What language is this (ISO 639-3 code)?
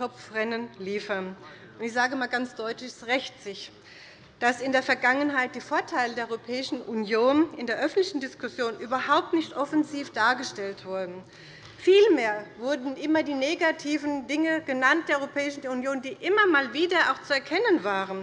deu